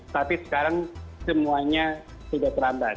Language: Indonesian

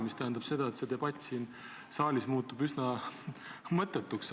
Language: Estonian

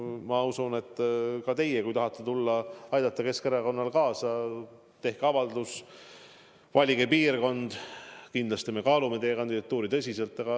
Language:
Estonian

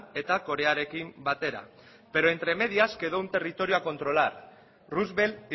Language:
Spanish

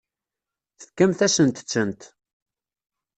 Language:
Kabyle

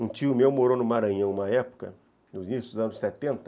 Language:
Portuguese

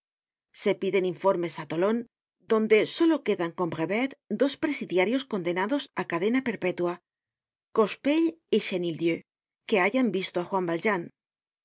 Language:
Spanish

